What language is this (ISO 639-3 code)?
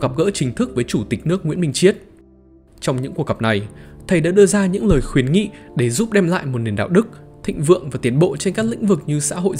vie